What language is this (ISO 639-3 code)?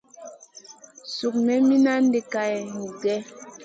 mcn